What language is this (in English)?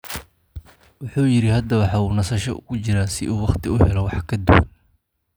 Somali